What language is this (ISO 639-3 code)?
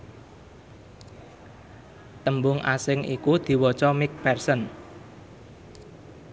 jav